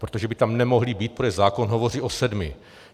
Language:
Czech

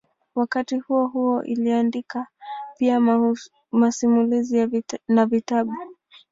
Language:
Swahili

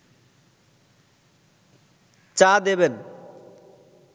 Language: Bangla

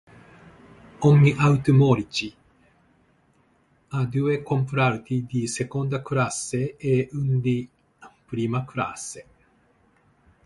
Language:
Italian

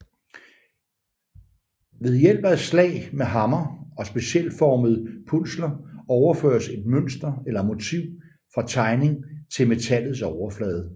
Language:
Danish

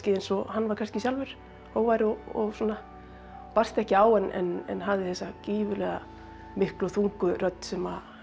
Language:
Icelandic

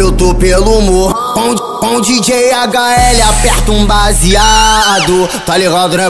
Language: Portuguese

